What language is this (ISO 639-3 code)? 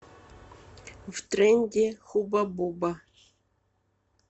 rus